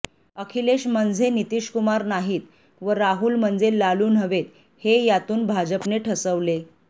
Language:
Marathi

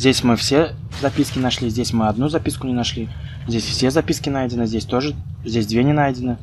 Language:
Russian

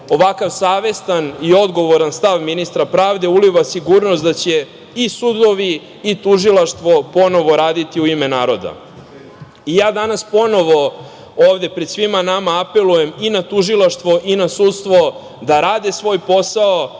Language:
Serbian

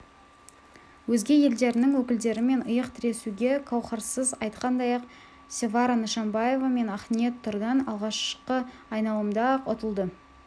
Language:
Kazakh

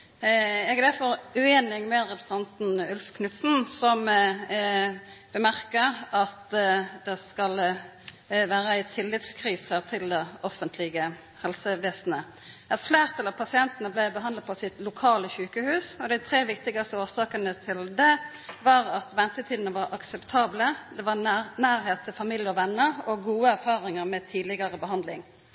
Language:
Norwegian Nynorsk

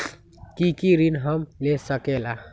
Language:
Magahi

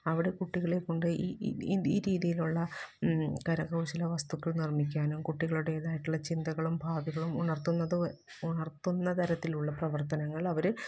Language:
Malayalam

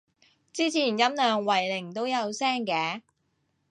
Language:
Cantonese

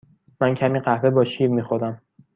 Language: Persian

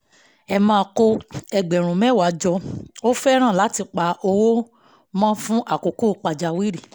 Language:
Yoruba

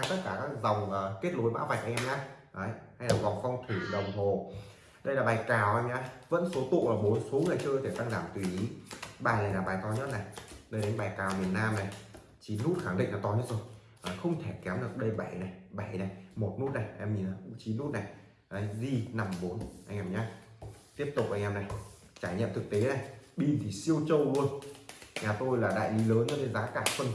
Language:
Vietnamese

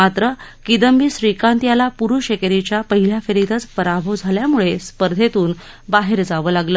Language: Marathi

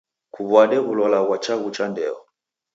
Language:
Taita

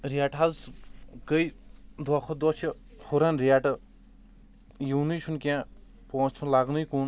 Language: Kashmiri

